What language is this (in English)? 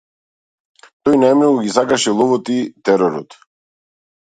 Macedonian